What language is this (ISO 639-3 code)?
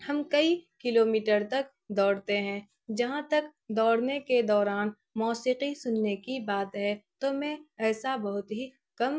urd